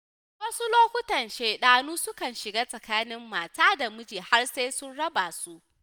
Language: Hausa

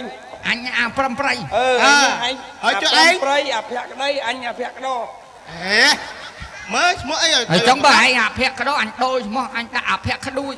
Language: Thai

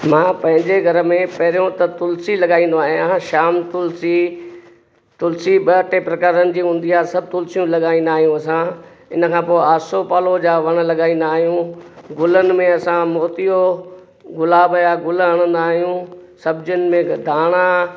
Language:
Sindhi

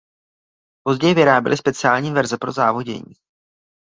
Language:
Czech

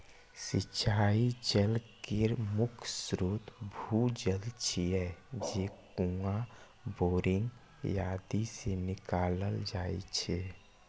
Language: Maithili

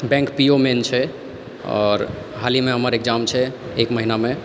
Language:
Maithili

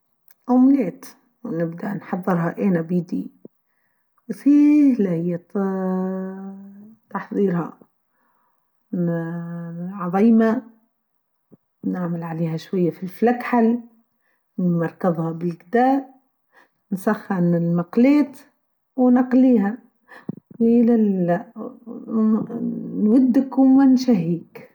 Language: Tunisian Arabic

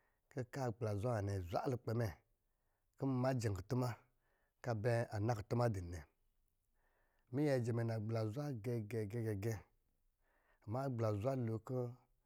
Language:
Lijili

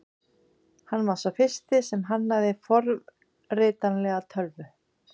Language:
Icelandic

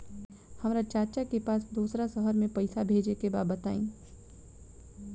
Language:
Bhojpuri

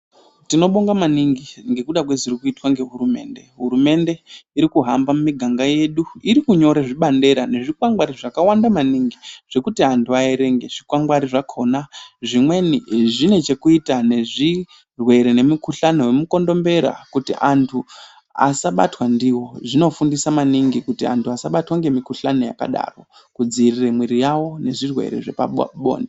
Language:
Ndau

